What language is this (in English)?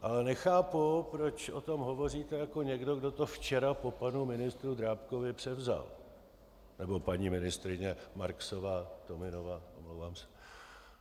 Czech